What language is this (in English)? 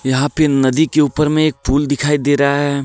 Hindi